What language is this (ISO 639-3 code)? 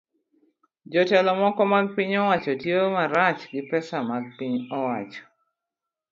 luo